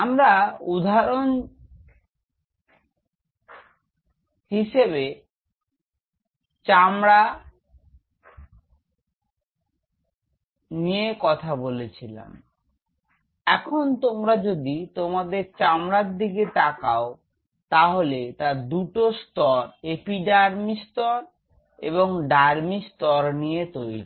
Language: Bangla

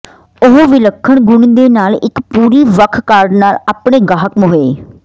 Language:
Punjabi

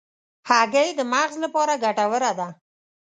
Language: Pashto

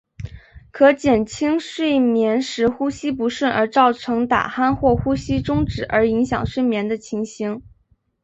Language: Chinese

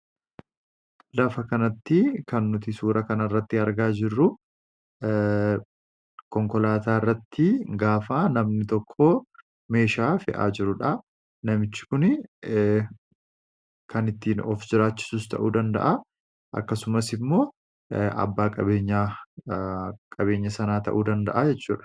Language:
Oromo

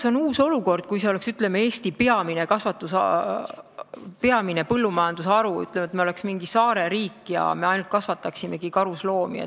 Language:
Estonian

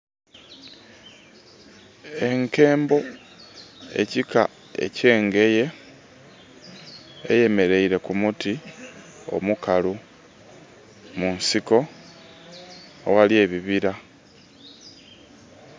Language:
Soga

